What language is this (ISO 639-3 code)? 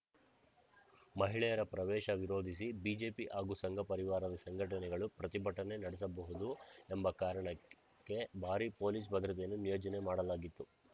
kan